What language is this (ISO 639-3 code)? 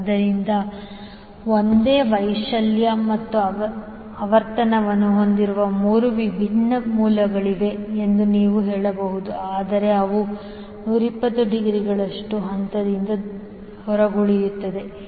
kan